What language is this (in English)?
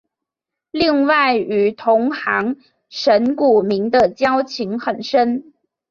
Chinese